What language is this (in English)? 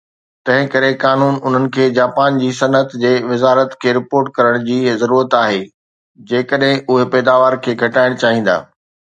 Sindhi